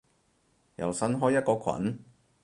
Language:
Cantonese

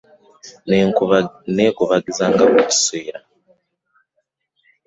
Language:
Ganda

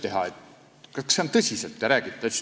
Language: Estonian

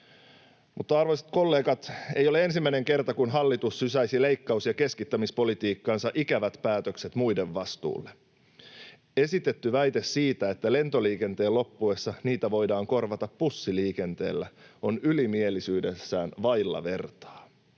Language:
Finnish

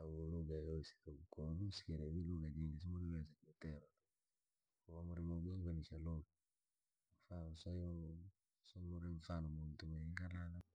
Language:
Langi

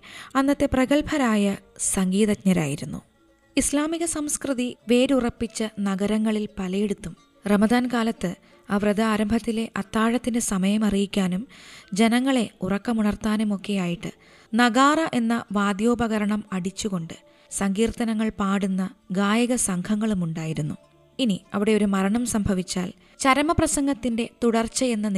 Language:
Malayalam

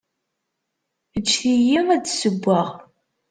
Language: Kabyle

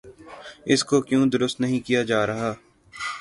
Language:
Urdu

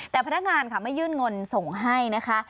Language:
Thai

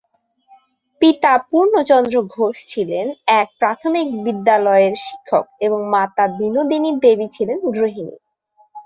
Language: Bangla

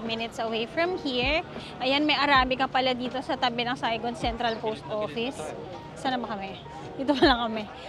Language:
Filipino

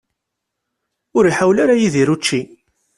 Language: Kabyle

